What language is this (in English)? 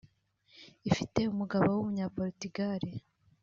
Kinyarwanda